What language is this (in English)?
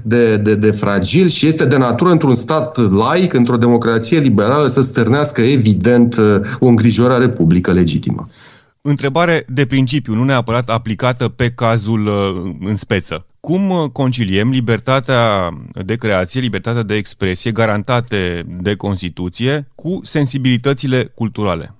Romanian